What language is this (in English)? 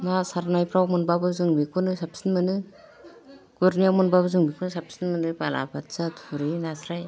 Bodo